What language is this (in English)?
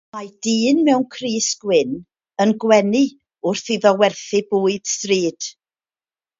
Welsh